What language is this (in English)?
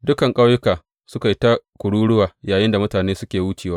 Hausa